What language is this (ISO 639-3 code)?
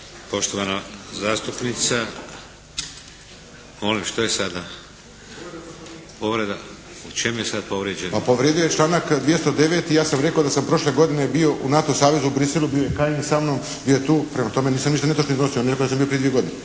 hrv